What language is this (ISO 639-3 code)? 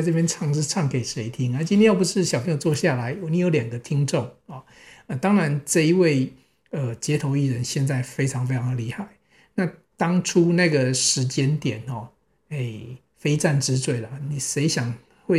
zho